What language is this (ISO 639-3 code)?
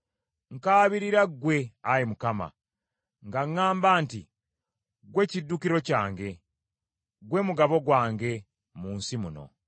lug